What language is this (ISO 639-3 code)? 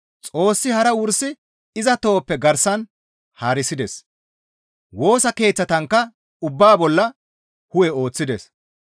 gmv